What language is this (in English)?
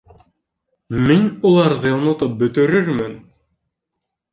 Bashkir